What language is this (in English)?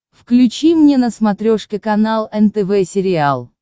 Russian